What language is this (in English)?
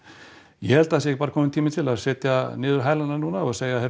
Icelandic